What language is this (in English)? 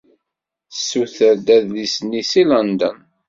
Kabyle